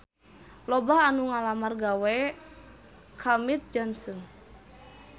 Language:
Sundanese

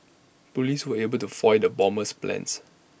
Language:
English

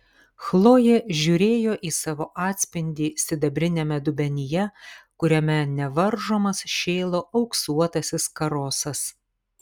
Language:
Lithuanian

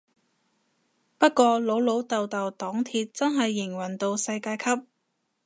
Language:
Cantonese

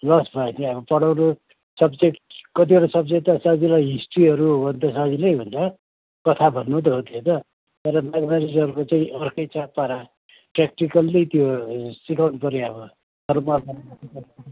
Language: Nepali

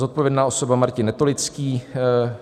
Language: Czech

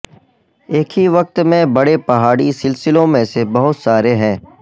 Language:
Urdu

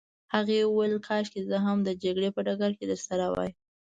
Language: Pashto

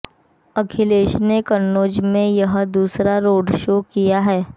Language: Hindi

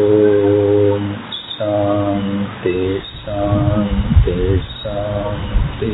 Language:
Tamil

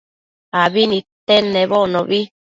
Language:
Matsés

